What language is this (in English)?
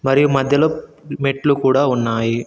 Telugu